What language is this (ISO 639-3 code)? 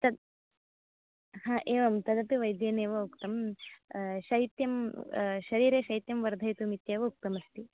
san